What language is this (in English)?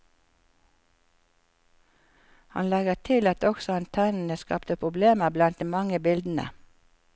Norwegian